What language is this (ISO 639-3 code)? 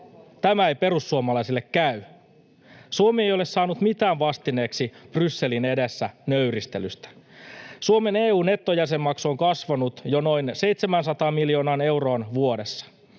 fin